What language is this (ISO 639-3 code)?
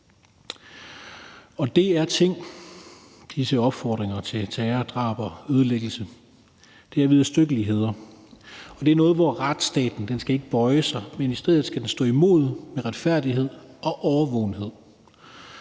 dan